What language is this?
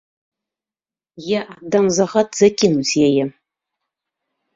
Belarusian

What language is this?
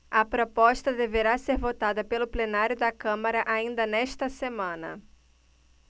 Portuguese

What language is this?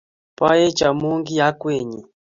Kalenjin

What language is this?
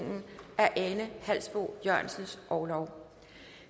Danish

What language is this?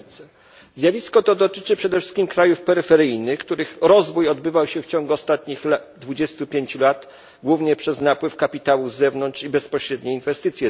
Polish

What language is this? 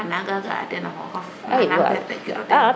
Serer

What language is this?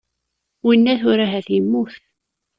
Kabyle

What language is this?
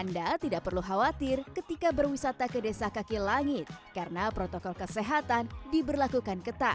Indonesian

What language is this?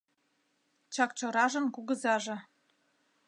Mari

